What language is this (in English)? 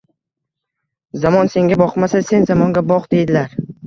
Uzbek